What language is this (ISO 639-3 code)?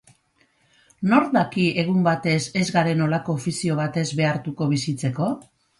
eus